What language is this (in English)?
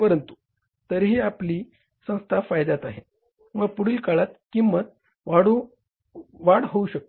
Marathi